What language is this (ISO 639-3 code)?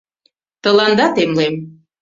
chm